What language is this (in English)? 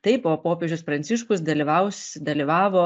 Lithuanian